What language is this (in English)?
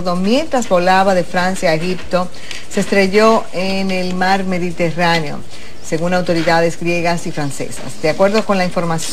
Spanish